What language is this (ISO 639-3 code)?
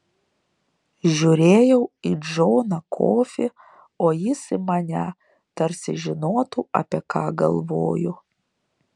lit